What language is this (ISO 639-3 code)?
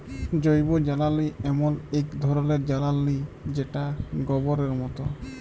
ben